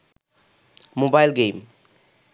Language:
Bangla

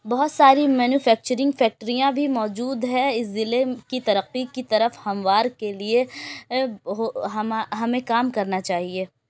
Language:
Urdu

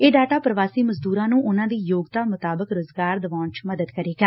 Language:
Punjabi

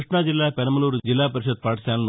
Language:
Telugu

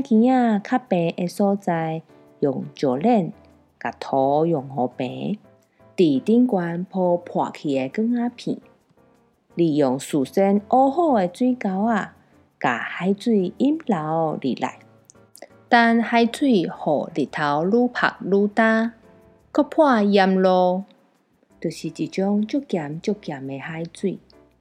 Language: Chinese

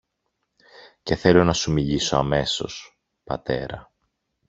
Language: Greek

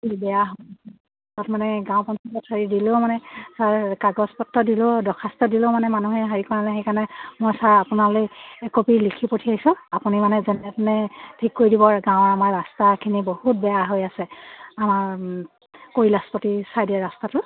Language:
Assamese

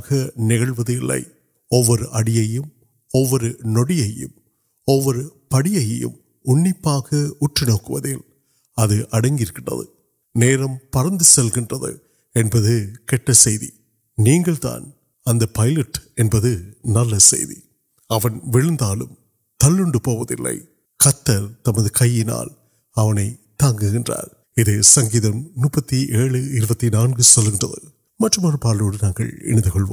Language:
Urdu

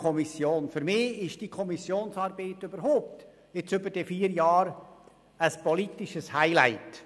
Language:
Swiss German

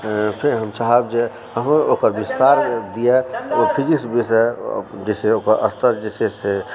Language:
Maithili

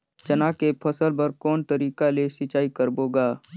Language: Chhattisgarhi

